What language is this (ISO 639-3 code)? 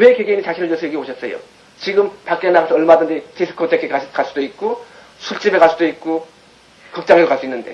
kor